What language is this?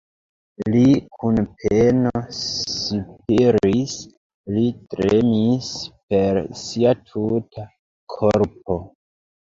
Esperanto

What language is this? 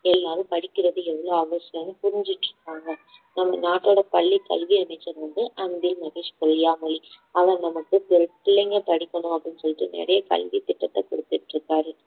Tamil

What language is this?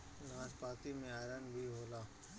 Bhojpuri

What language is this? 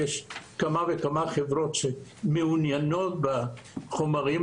Hebrew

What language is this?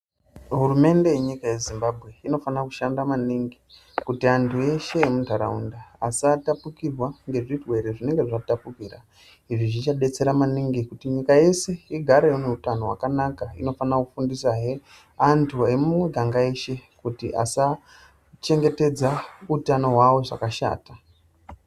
Ndau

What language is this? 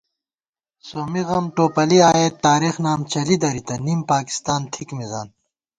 Gawar-Bati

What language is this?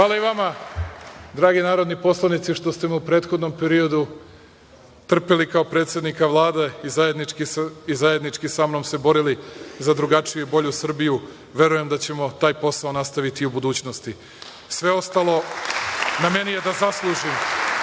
Serbian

